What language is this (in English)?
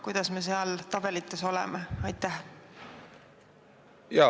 Estonian